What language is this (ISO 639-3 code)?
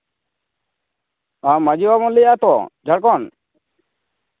sat